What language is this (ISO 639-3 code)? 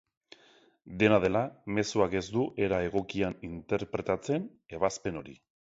eus